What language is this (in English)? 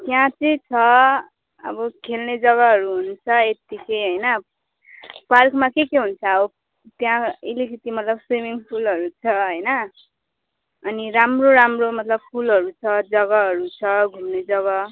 Nepali